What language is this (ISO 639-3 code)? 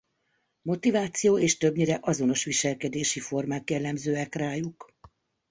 hun